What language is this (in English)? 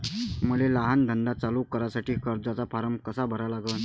Marathi